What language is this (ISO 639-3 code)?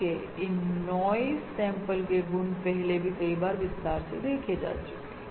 hin